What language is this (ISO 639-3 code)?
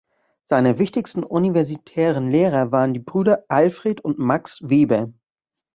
deu